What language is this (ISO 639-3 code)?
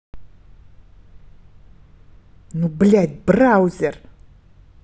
rus